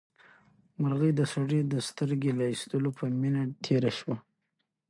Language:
Pashto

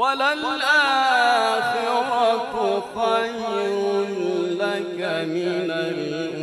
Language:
Arabic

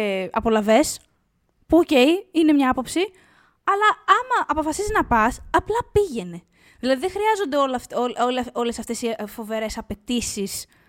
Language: Greek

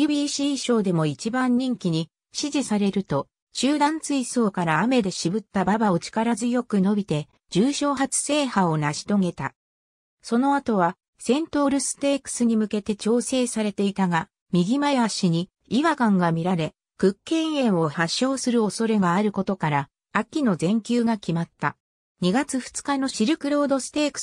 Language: Japanese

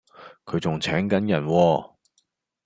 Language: Cantonese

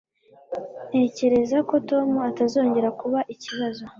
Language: Kinyarwanda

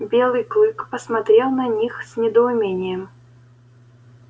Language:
Russian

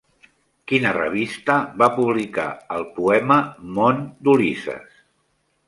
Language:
Catalan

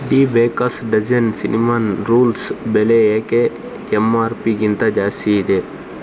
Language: Kannada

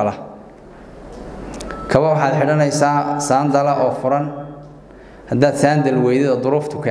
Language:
Arabic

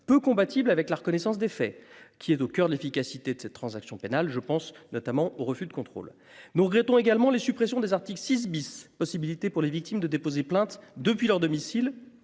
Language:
French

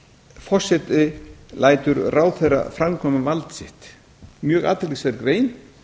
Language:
Icelandic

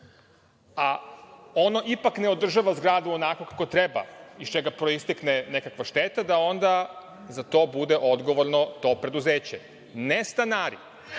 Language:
Serbian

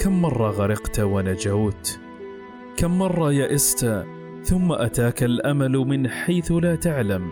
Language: Arabic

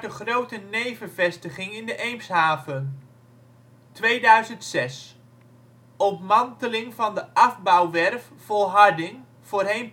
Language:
Dutch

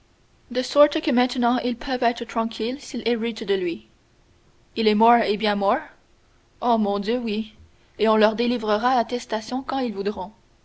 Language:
French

